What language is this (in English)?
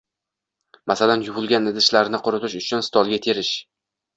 Uzbek